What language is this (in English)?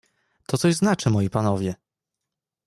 Polish